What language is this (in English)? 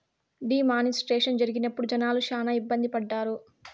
Telugu